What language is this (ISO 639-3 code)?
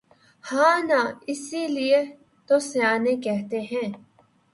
urd